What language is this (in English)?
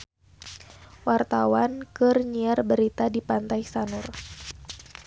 Sundanese